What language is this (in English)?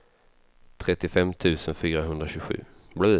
Swedish